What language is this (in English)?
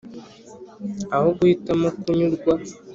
Kinyarwanda